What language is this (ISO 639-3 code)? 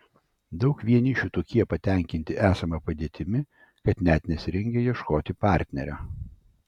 lit